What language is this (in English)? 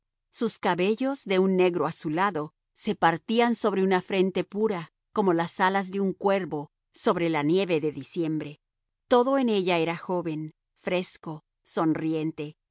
Spanish